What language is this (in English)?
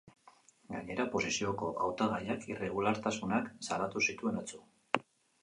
Basque